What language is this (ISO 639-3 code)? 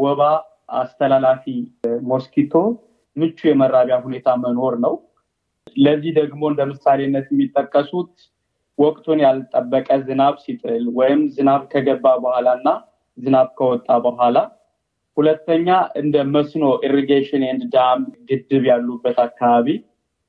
amh